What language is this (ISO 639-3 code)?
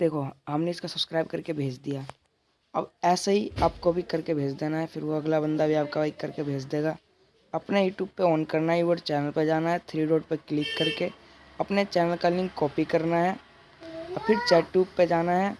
hin